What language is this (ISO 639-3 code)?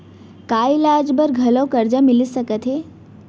hne